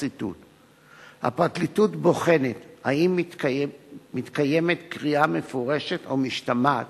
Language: Hebrew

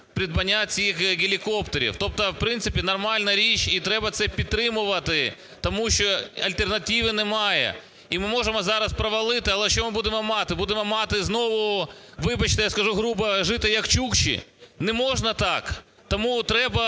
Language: Ukrainian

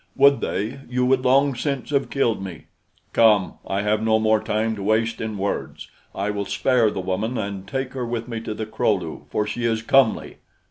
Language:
English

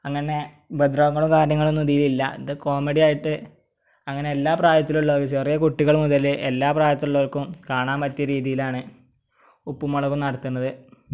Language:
Malayalam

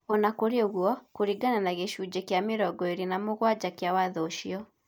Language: Kikuyu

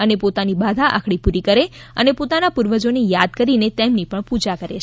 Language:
Gujarati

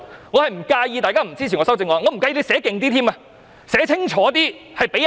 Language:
Cantonese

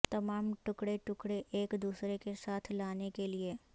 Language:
Urdu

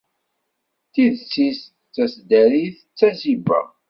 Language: Kabyle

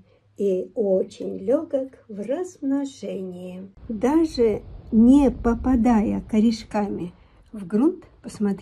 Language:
Russian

